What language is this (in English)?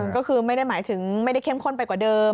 Thai